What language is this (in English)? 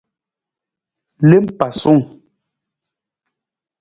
Nawdm